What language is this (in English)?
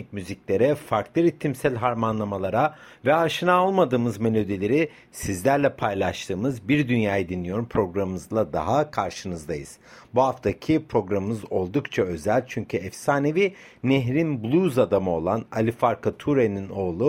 Turkish